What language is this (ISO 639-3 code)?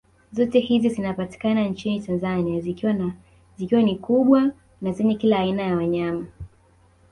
swa